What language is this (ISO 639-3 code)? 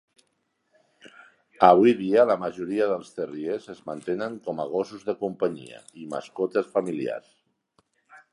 cat